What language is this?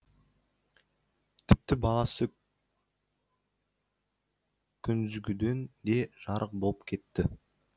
Kazakh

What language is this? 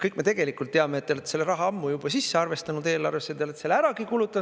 Estonian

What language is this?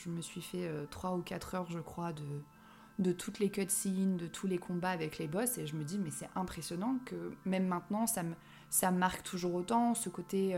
French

